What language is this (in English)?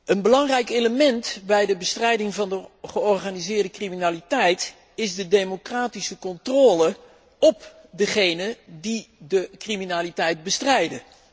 Dutch